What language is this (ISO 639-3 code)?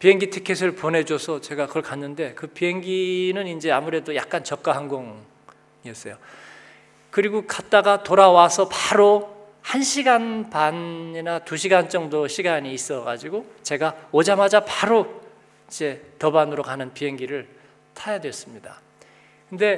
kor